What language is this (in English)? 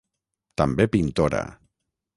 Catalan